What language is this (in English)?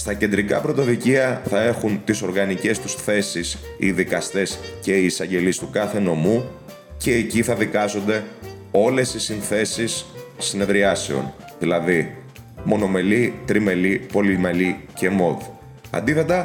Greek